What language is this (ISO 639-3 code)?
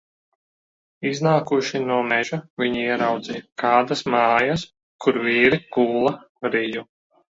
lav